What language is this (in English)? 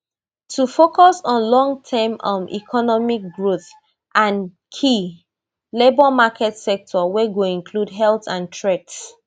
Nigerian Pidgin